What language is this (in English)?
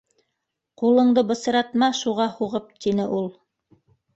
Bashkir